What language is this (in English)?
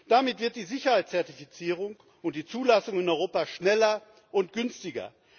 German